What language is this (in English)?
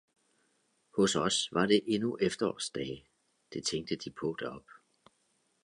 Danish